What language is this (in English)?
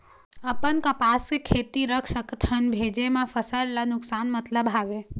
Chhattisgarhi